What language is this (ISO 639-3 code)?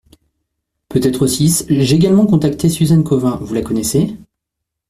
fra